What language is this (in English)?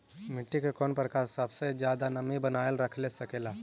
Magahi